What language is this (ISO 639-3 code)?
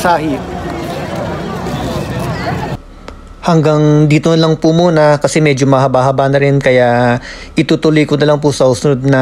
fil